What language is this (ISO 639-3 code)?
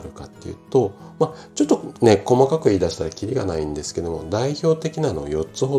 jpn